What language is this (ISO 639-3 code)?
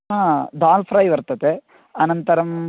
san